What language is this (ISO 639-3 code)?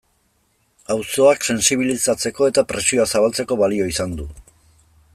eus